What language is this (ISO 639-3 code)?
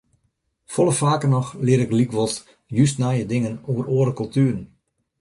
fry